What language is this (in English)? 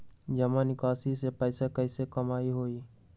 Magahi